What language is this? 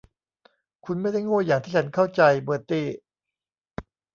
Thai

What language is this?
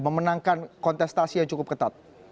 Indonesian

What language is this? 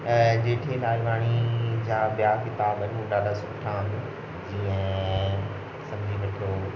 Sindhi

